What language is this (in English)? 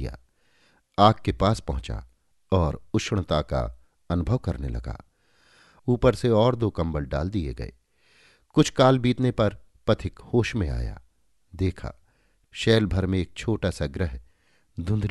Hindi